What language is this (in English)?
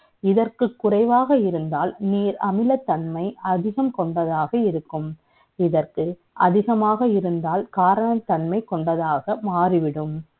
Tamil